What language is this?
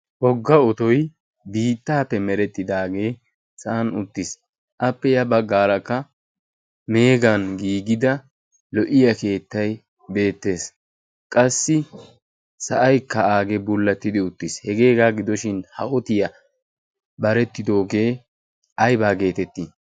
Wolaytta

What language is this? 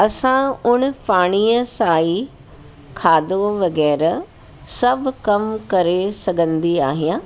Sindhi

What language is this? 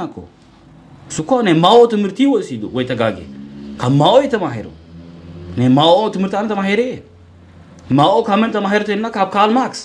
Arabic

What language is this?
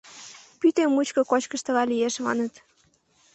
Mari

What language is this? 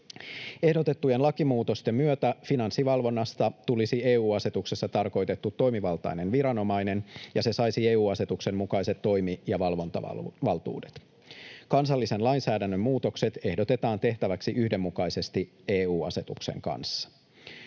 Finnish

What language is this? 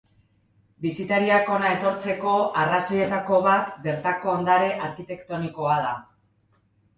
Basque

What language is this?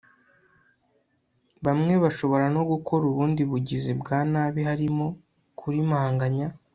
Kinyarwanda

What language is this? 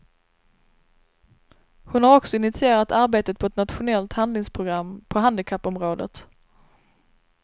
Swedish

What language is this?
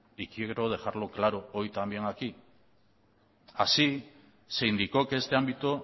Spanish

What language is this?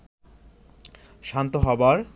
Bangla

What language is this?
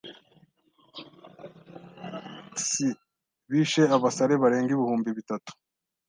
Kinyarwanda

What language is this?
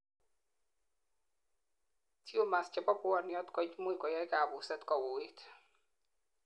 Kalenjin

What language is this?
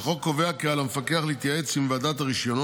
Hebrew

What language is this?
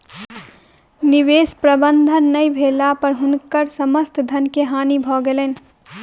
Maithili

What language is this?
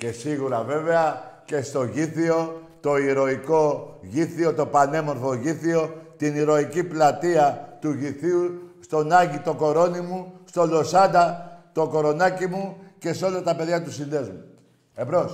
Greek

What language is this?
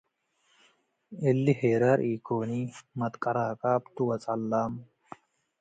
Tigre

